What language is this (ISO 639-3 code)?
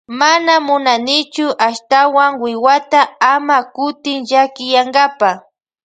qvj